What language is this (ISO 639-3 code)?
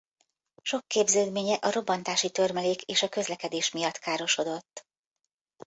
hun